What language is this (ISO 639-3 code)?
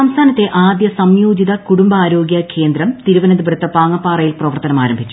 mal